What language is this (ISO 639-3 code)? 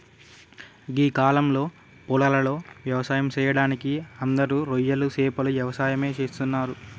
tel